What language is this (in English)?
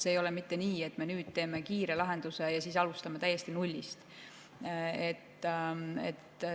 Estonian